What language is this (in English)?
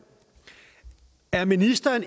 Danish